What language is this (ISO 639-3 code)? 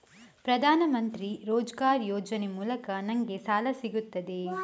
kan